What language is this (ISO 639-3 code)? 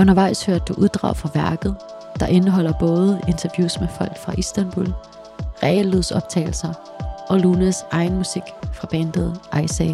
dan